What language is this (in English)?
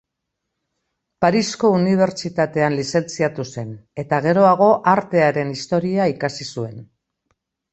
Basque